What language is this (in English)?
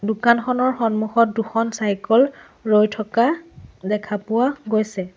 Assamese